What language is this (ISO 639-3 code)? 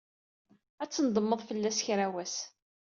kab